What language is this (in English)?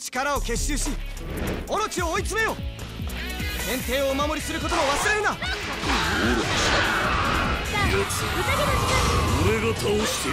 Japanese